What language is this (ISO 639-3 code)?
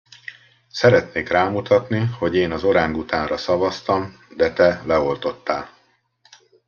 hun